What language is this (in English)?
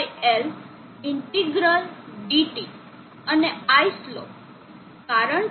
Gujarati